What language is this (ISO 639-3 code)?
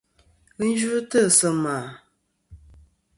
bkm